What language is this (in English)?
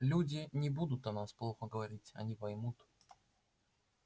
Russian